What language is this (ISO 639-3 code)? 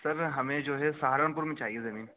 urd